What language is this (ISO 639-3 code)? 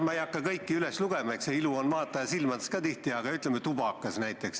est